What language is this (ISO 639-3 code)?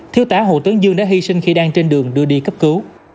vie